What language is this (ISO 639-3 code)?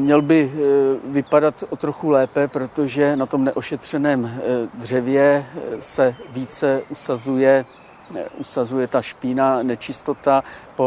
ces